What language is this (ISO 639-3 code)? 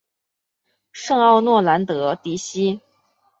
zho